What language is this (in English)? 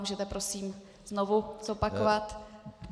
Czech